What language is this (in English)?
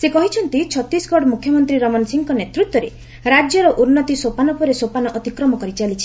Odia